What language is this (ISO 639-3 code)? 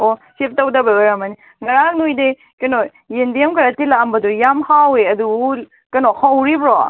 mni